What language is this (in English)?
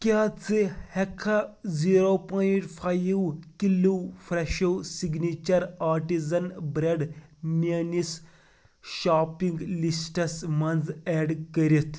Kashmiri